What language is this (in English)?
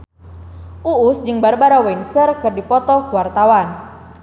Sundanese